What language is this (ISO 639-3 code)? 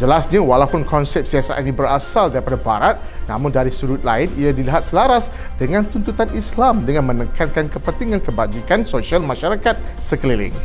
msa